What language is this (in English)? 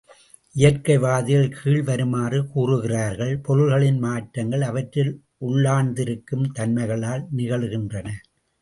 Tamil